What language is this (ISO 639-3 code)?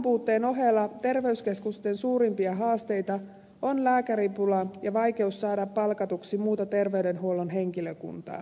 fin